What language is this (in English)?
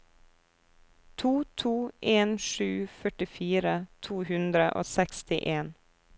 Norwegian